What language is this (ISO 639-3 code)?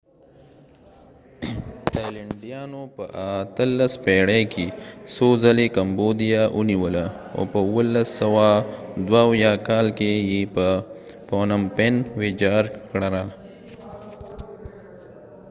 pus